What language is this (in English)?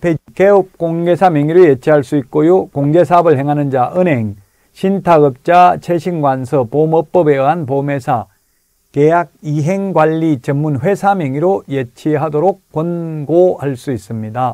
Korean